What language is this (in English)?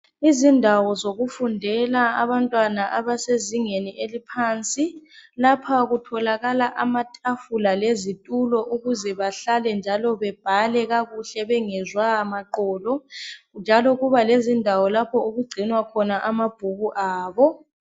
North Ndebele